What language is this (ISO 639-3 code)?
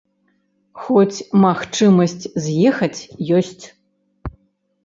bel